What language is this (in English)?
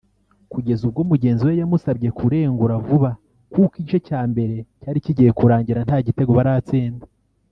Kinyarwanda